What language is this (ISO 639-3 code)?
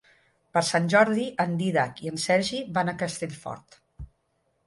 cat